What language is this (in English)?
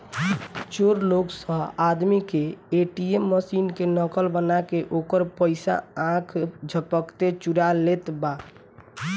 Bhojpuri